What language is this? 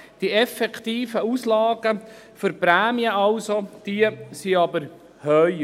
Swiss German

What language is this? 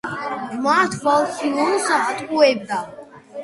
Georgian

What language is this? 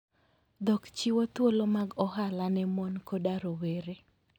Luo (Kenya and Tanzania)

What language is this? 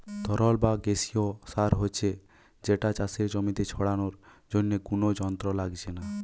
Bangla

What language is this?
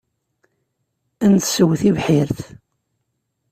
Kabyle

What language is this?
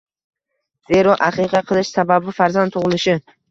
Uzbek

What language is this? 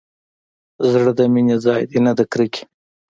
Pashto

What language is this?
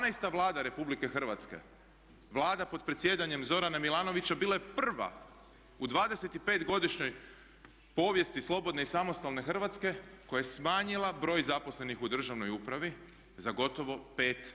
Croatian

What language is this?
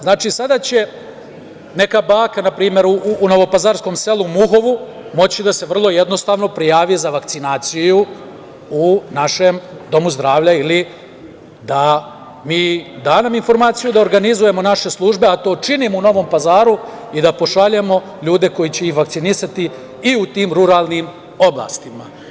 Serbian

